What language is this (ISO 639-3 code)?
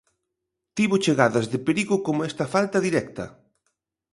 glg